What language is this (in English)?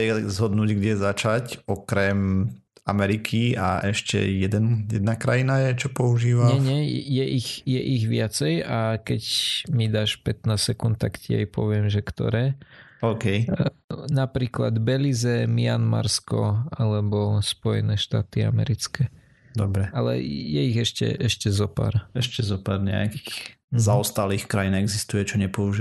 Slovak